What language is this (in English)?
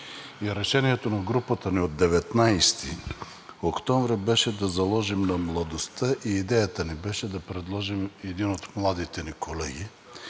Bulgarian